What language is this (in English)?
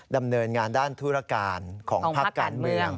Thai